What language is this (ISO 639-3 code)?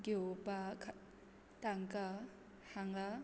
kok